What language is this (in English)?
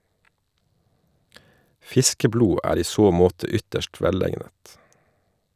Norwegian